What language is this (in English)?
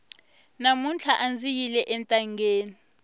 Tsonga